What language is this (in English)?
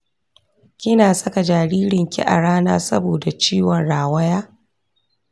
Hausa